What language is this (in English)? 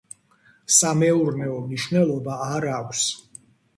Georgian